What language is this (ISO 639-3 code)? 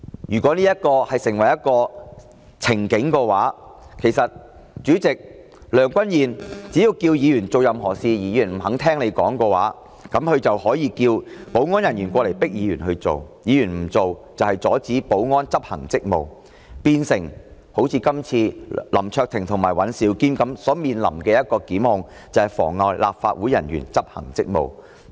yue